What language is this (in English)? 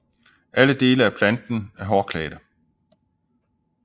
Danish